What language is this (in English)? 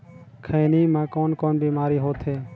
Chhattisgarhi